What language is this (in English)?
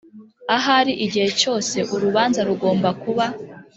Kinyarwanda